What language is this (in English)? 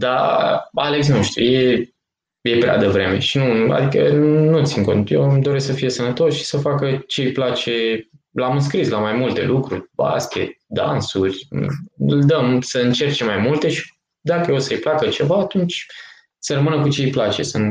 Romanian